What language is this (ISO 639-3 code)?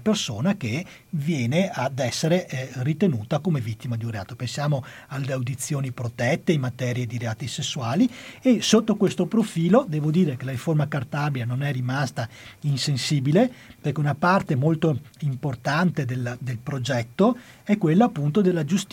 ita